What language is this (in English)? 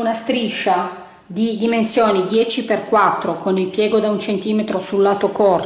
Italian